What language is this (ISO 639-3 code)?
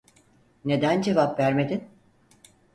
tur